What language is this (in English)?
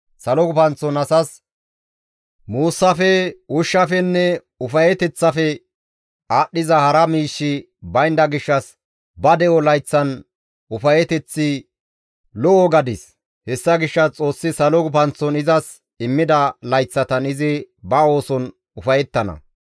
Gamo